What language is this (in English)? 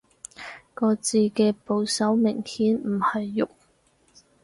Cantonese